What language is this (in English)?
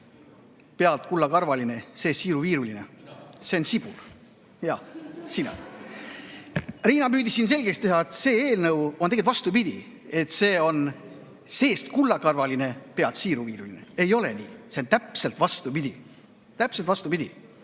Estonian